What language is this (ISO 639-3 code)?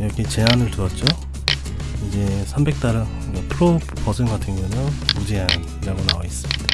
kor